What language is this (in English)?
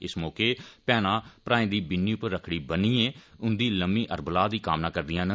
Dogri